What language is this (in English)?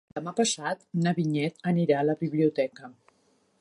Catalan